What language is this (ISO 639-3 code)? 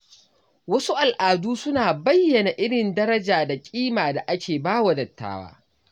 hau